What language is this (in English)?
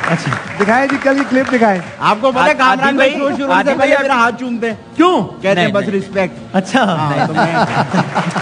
Hindi